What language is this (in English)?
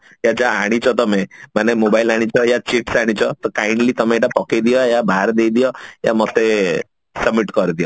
Odia